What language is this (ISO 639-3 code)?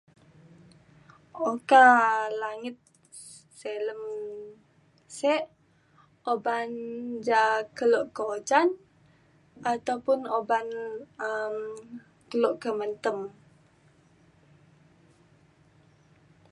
xkl